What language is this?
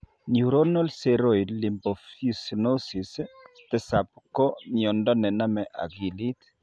Kalenjin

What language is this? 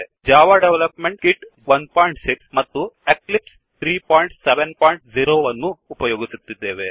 Kannada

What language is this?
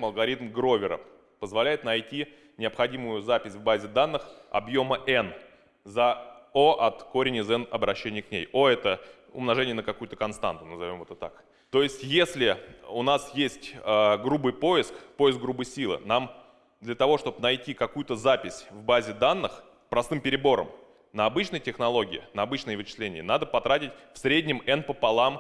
Russian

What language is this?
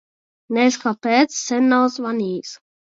Latvian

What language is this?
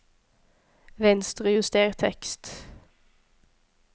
Norwegian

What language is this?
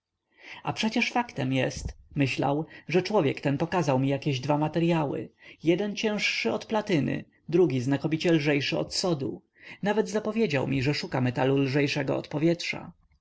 Polish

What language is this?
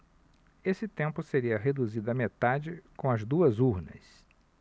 Portuguese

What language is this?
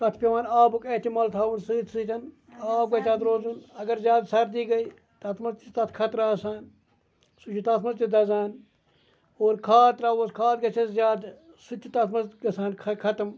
Kashmiri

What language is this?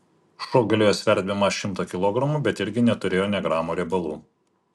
Lithuanian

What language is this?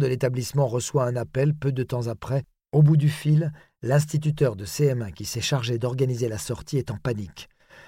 French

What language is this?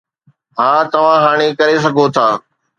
Sindhi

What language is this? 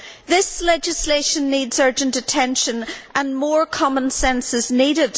English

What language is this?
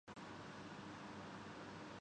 Urdu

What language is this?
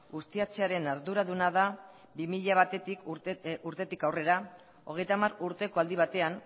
Basque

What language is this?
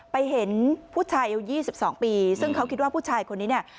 Thai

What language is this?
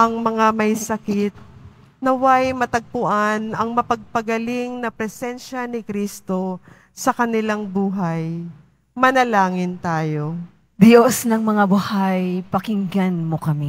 Filipino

